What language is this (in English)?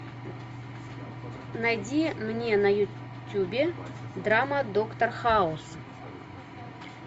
Russian